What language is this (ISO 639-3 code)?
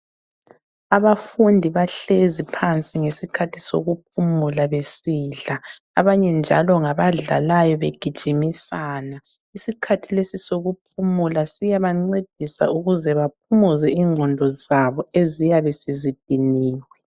nde